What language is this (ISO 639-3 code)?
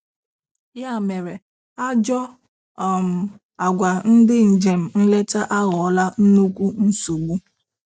ibo